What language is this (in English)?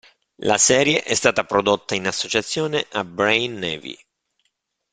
Italian